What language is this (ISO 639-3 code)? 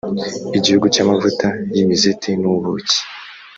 kin